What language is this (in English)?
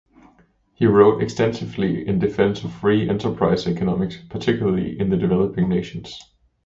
English